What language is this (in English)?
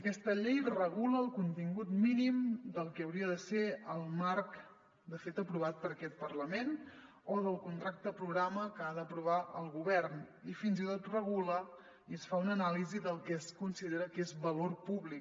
Catalan